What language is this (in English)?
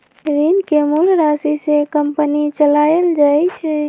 Magahi